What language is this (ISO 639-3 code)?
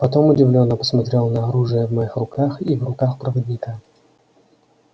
rus